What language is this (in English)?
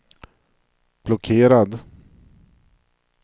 Swedish